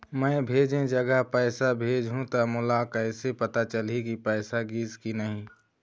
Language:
Chhattisgarhi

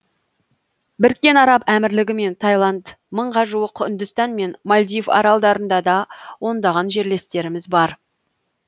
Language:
Kazakh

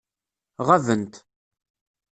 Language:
Kabyle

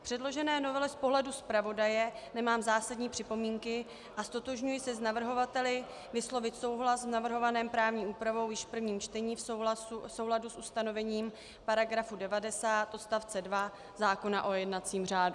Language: Czech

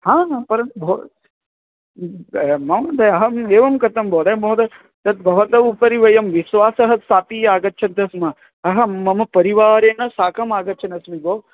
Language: Sanskrit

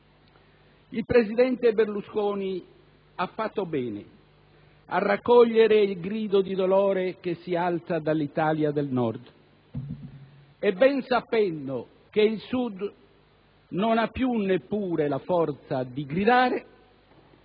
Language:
Italian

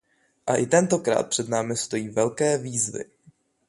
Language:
Czech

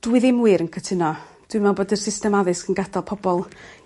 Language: Welsh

